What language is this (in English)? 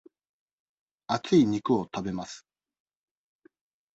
Japanese